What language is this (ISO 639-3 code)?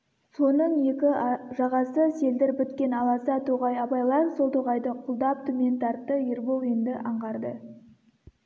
kaz